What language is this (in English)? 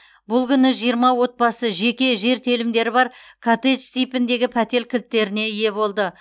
Kazakh